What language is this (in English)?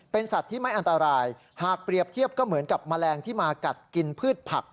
Thai